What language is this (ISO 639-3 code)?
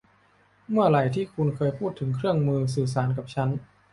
tha